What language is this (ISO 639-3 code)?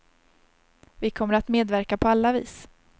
swe